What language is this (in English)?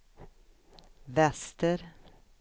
Swedish